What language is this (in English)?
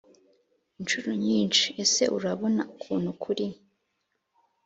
Kinyarwanda